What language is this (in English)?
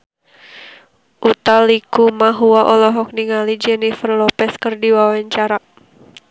Sundanese